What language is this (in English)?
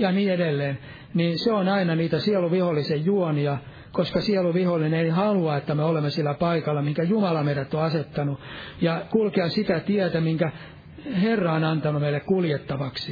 Finnish